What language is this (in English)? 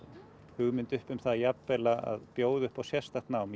Icelandic